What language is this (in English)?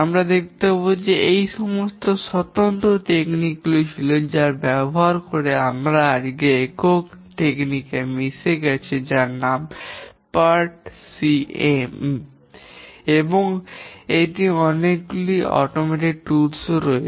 Bangla